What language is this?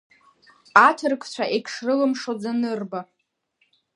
Abkhazian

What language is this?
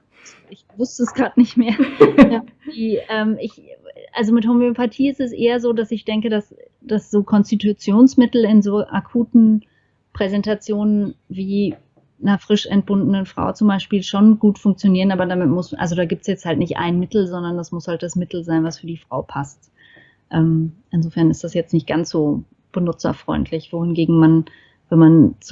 German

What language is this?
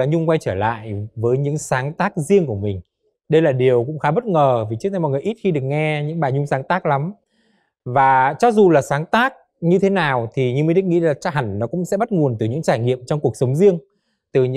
Vietnamese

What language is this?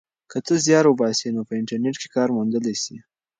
Pashto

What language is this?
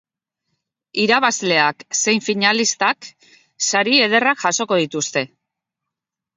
Basque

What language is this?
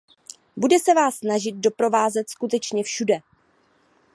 Czech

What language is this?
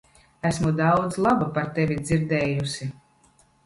Latvian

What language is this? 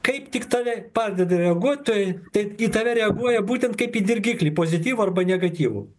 Lithuanian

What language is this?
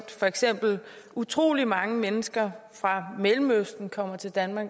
Danish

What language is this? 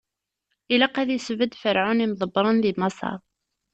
Kabyle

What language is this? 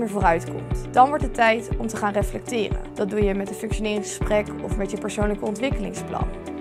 Dutch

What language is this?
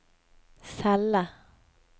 Norwegian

